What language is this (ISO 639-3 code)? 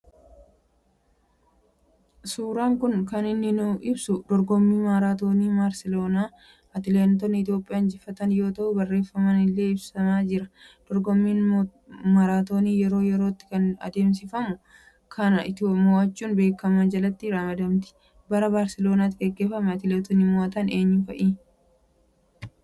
orm